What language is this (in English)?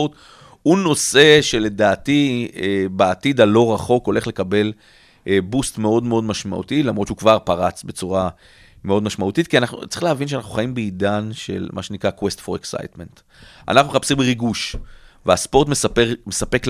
Hebrew